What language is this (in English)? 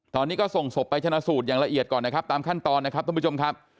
Thai